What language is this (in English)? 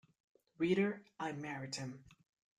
English